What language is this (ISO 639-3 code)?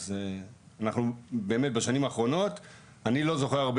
heb